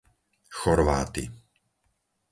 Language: Slovak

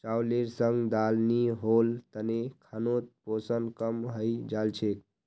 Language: Magahi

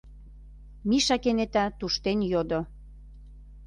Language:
Mari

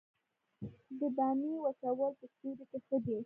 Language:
Pashto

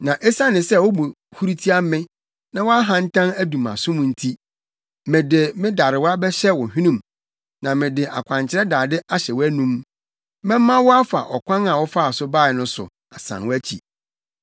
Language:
Akan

